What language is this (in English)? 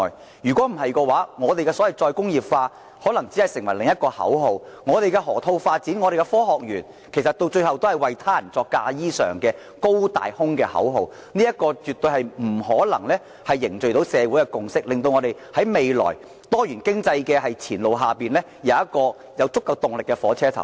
Cantonese